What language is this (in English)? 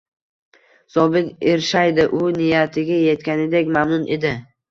Uzbek